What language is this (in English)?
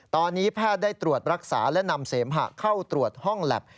Thai